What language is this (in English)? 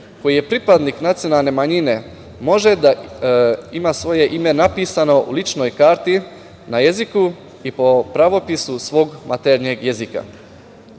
Serbian